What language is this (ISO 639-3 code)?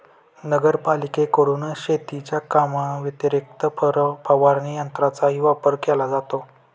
mar